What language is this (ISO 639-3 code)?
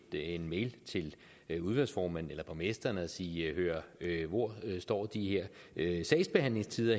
dan